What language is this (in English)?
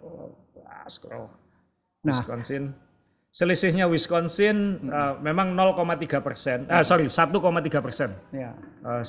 Indonesian